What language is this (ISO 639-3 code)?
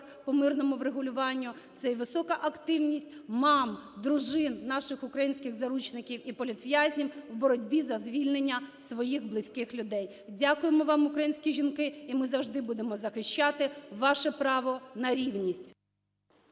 ukr